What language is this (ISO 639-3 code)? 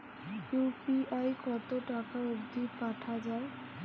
ben